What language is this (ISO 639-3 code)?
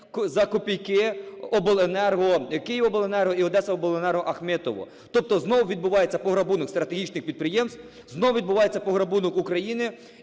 ukr